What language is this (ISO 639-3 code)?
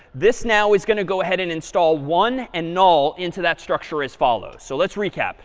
eng